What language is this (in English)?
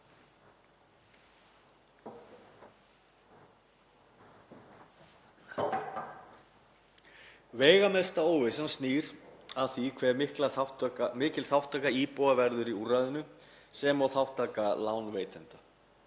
Icelandic